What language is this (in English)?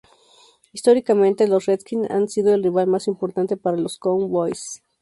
Spanish